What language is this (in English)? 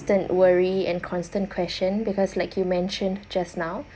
English